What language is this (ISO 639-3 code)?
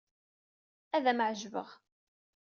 kab